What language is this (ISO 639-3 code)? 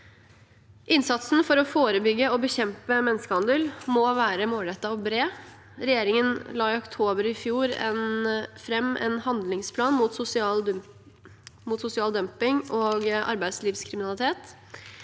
nor